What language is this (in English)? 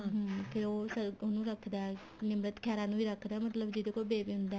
Punjabi